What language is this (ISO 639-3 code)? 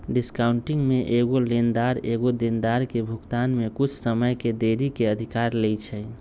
mag